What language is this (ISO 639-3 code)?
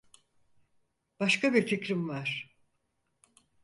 tur